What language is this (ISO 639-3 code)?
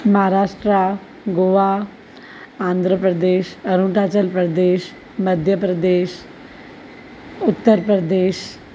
snd